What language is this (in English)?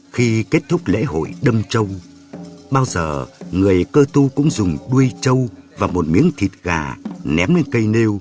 Vietnamese